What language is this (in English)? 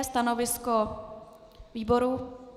Czech